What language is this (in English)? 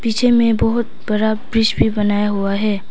Hindi